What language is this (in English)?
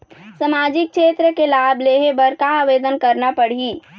Chhattisgarhi